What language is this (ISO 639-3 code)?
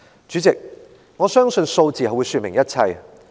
yue